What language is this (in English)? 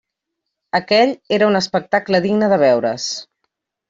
Catalan